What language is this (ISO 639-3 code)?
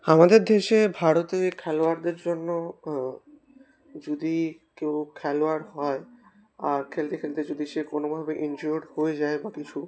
ben